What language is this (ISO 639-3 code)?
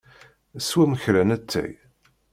kab